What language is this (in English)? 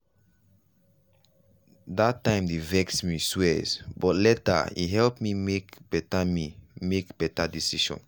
Nigerian Pidgin